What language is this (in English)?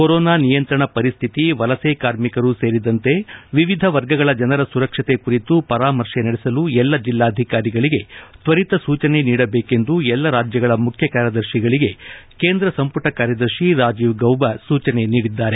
Kannada